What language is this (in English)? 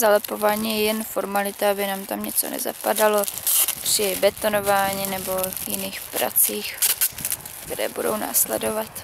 Czech